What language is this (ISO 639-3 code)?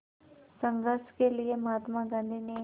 hin